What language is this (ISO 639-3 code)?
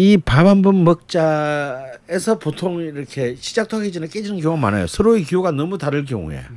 kor